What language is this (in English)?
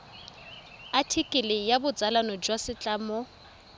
Tswana